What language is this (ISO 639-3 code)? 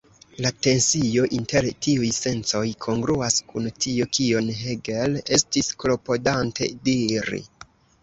epo